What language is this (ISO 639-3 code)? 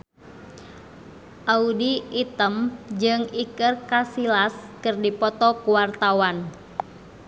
sun